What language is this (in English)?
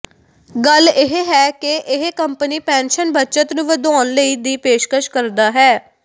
Punjabi